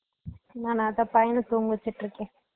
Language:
Tamil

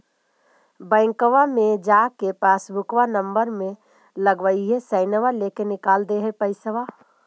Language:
Magahi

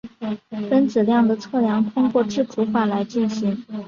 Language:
Chinese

